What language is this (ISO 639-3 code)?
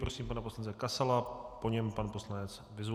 ces